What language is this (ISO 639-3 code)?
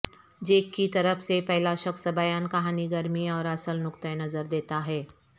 urd